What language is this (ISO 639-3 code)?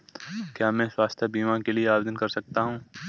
hin